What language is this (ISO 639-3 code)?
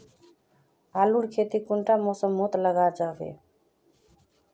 mag